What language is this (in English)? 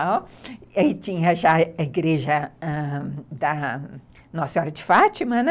Portuguese